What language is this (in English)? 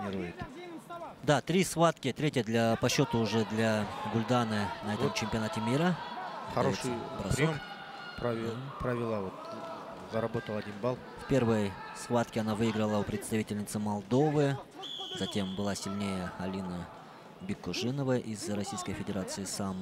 Russian